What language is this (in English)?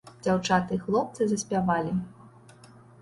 Belarusian